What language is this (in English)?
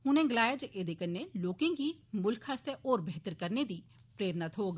Dogri